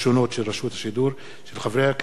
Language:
Hebrew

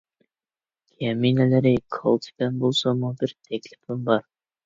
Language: Uyghur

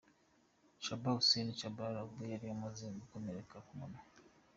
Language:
Kinyarwanda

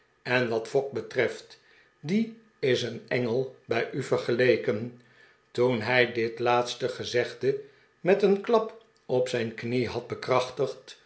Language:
Dutch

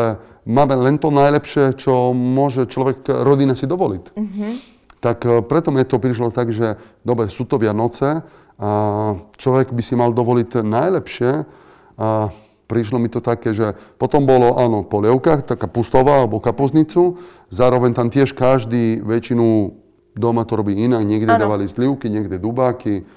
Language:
Slovak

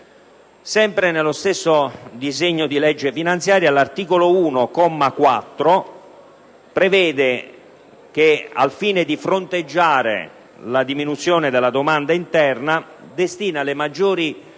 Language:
Italian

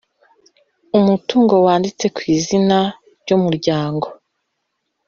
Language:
Kinyarwanda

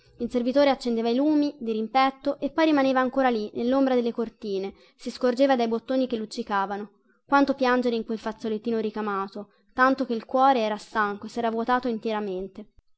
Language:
Italian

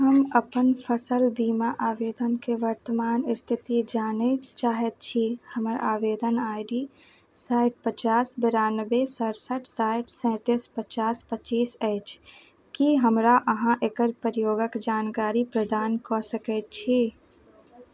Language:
Maithili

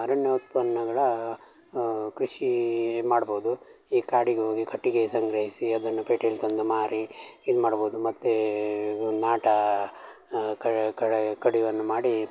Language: Kannada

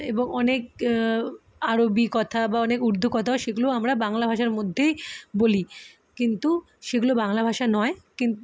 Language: Bangla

